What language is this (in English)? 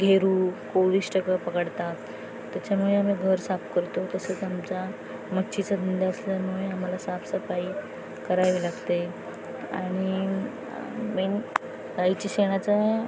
Marathi